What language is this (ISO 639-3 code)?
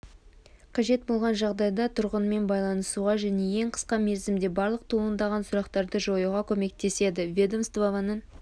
kaz